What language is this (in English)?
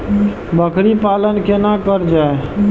Maithili